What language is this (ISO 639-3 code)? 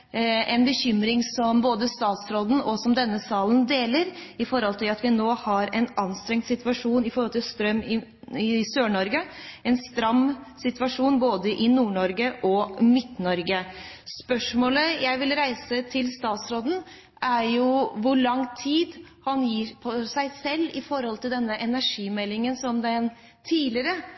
nob